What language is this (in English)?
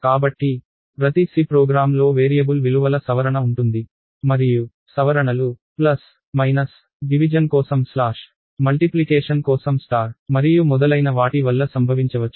Telugu